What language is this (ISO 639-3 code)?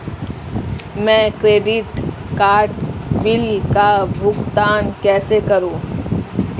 hin